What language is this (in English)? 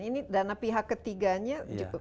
Indonesian